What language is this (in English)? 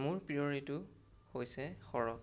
Assamese